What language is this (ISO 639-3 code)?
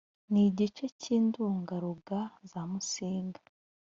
kin